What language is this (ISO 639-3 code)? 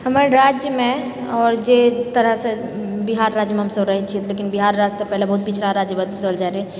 mai